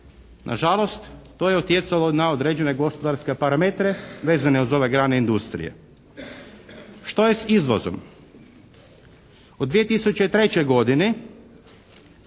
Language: Croatian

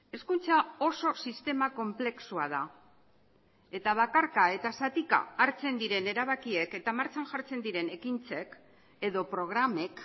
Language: Basque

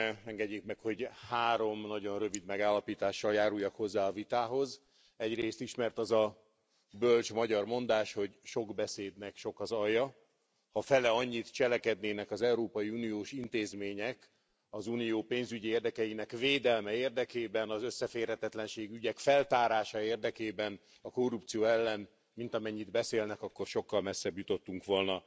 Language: Hungarian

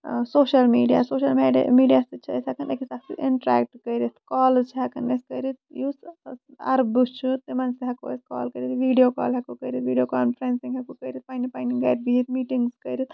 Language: Kashmiri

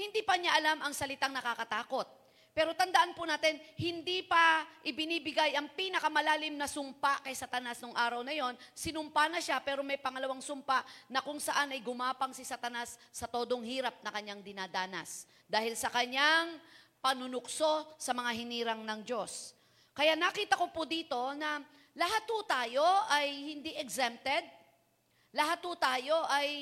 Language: Filipino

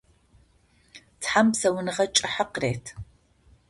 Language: Adyghe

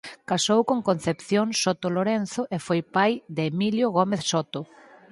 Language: Galician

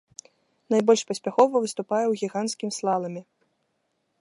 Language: Belarusian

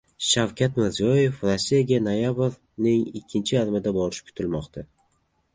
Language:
Uzbek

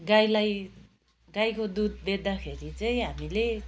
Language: Nepali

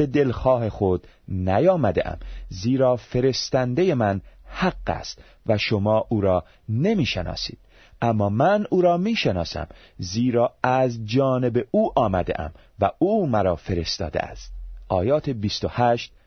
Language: Persian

